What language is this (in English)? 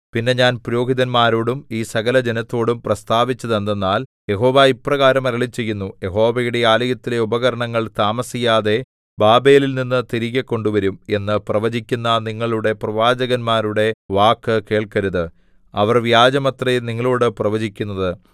Malayalam